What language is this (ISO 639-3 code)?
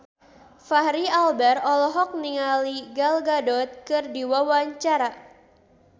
sun